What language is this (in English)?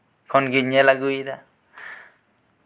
Santali